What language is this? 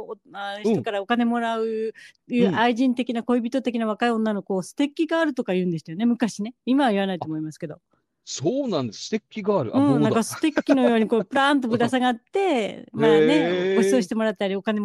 Japanese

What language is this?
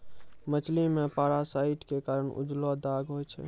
Maithili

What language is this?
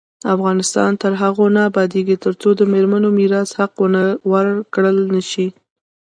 Pashto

